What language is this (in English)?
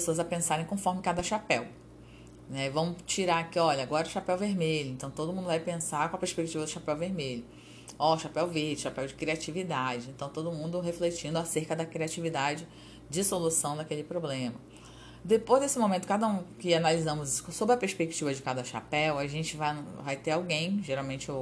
Portuguese